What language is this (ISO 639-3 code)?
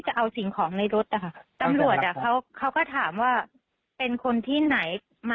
tha